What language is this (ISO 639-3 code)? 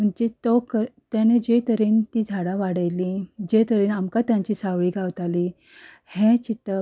kok